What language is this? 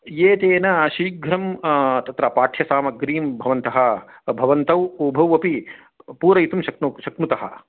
Sanskrit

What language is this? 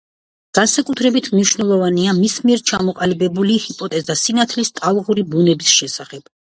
Georgian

